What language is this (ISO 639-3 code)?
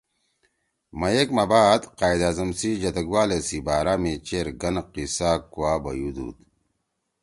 trw